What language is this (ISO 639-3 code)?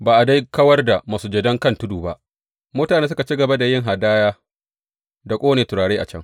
hau